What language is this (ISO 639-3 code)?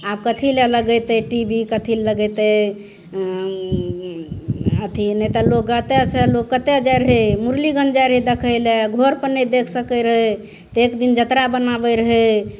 mai